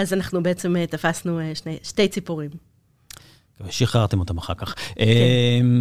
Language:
Hebrew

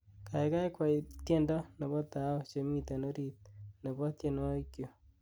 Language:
Kalenjin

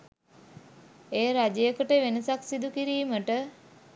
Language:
Sinhala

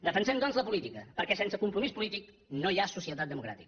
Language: Catalan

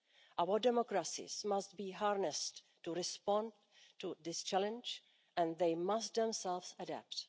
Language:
English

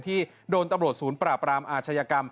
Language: Thai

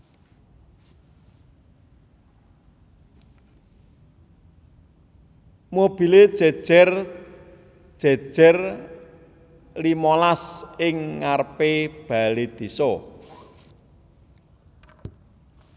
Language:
Javanese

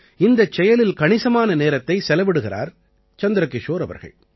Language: Tamil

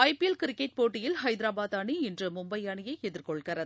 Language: Tamil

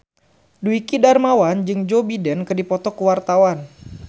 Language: Sundanese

